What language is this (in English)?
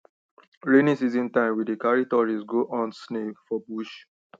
Nigerian Pidgin